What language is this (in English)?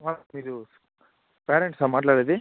Telugu